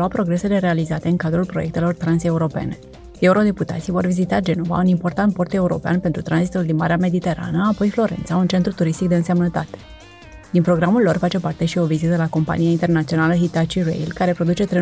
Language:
Romanian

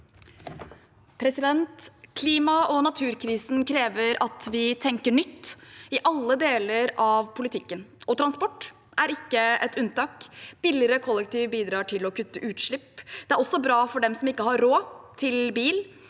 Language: Norwegian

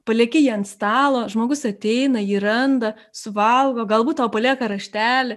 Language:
Lithuanian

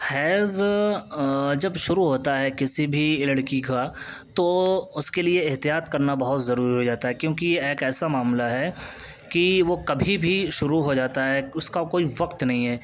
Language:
Urdu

